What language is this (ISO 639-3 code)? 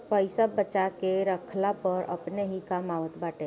bho